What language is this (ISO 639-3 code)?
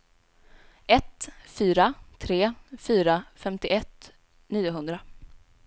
swe